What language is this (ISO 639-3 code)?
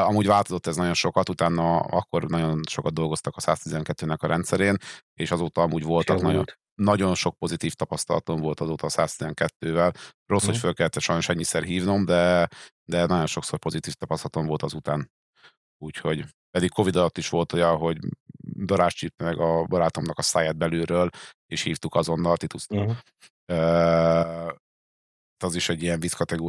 hun